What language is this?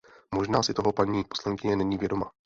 Czech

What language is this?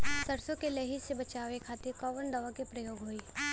Bhojpuri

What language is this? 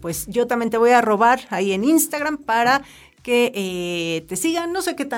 Spanish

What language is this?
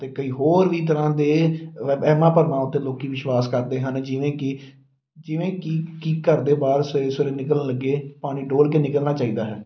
Punjabi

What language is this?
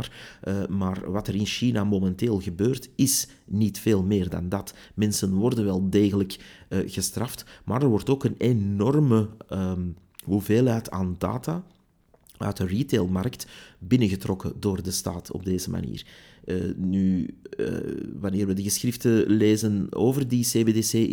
Dutch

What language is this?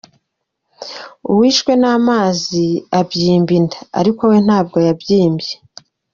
Kinyarwanda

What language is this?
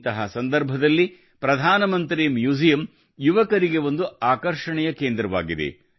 Kannada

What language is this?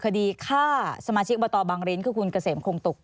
Thai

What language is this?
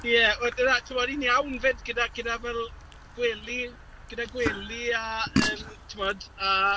Welsh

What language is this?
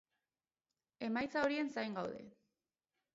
Basque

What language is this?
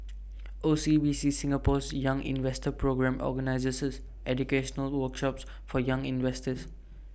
English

